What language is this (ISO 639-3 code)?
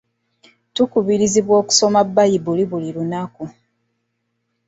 lug